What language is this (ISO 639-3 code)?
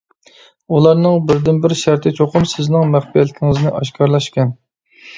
uig